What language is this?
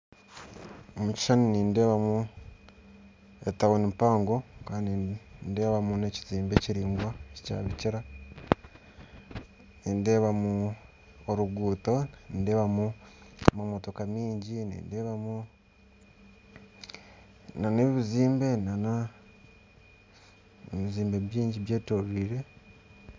Nyankole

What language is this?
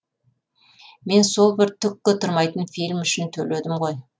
Kazakh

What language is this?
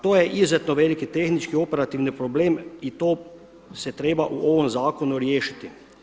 Croatian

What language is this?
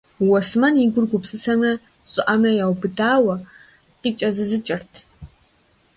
Kabardian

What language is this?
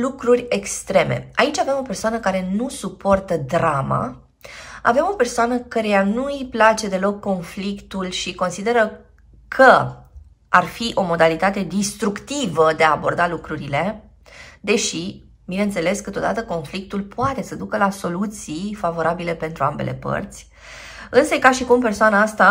Romanian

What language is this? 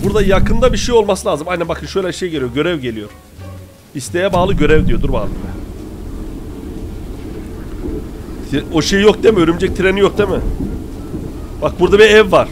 Turkish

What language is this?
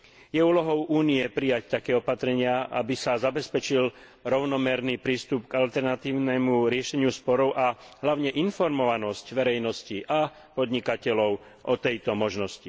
Slovak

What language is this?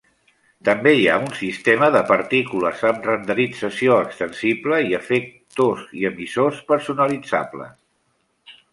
Catalan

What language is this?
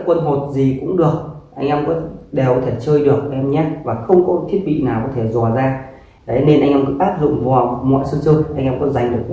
Vietnamese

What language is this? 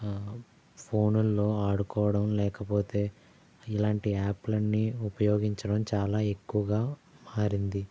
Telugu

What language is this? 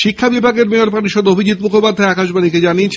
Bangla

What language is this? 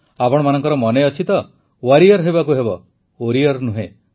Odia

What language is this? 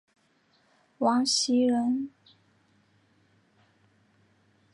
Chinese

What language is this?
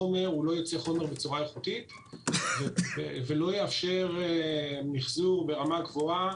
Hebrew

